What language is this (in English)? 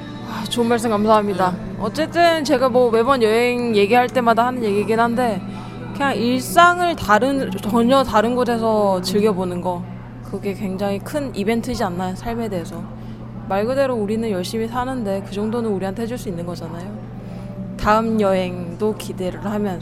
Korean